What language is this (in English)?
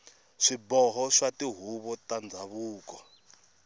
Tsonga